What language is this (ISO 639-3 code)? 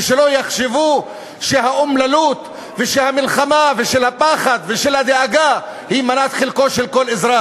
heb